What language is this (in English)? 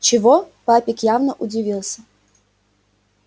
Russian